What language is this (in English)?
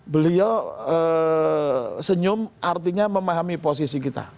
Indonesian